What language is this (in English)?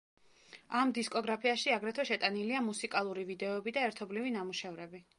Georgian